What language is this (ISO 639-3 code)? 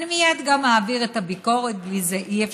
heb